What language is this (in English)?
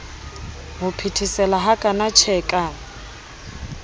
Southern Sotho